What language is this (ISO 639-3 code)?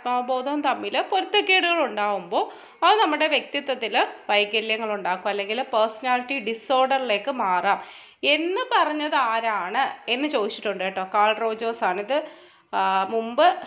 mal